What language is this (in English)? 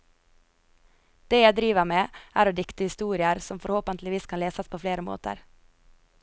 Norwegian